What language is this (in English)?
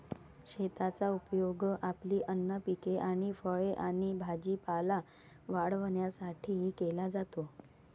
Marathi